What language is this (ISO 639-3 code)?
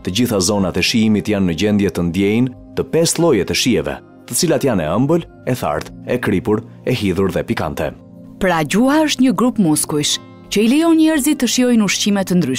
ron